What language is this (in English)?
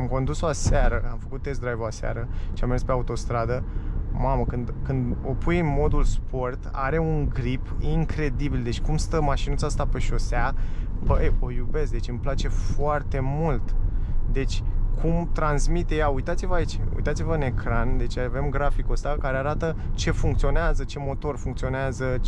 Romanian